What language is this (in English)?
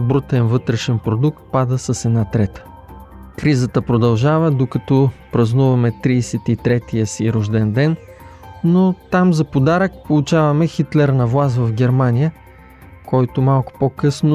Bulgarian